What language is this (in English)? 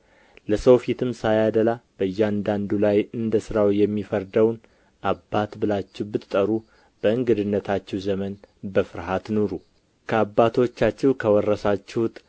Amharic